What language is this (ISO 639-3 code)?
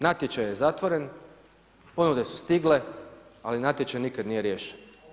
hrv